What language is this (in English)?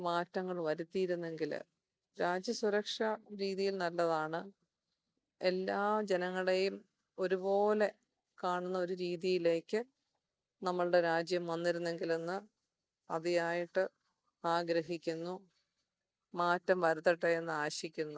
Malayalam